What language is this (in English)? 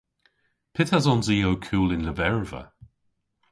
Cornish